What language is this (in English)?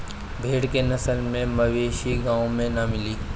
Bhojpuri